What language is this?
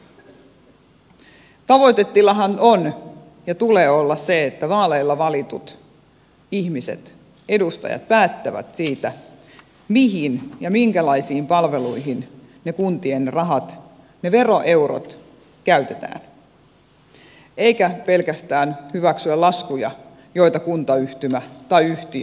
Finnish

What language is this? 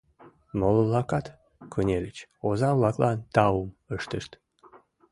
Mari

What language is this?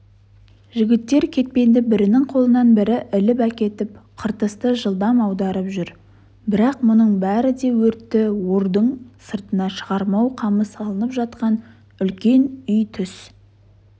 Kazakh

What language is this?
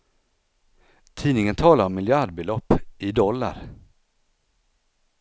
Swedish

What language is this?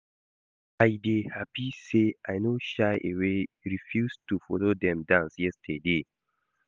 Nigerian Pidgin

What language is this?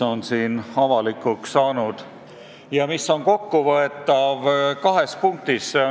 Estonian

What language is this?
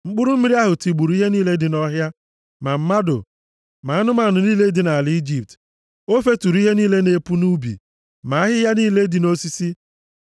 Igbo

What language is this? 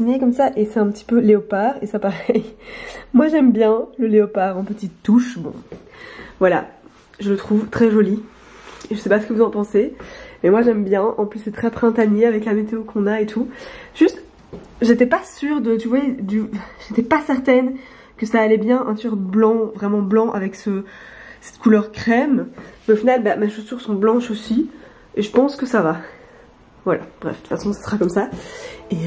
French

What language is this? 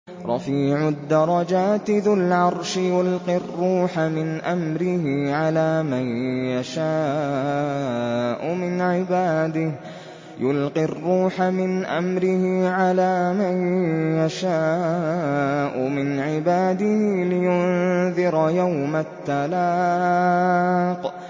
Arabic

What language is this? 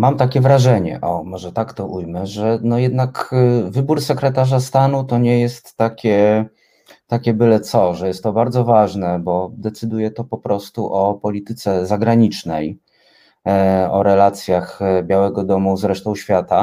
Polish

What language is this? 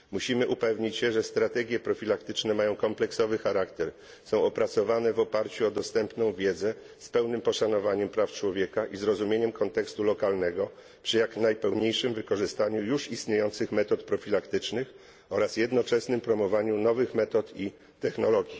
Polish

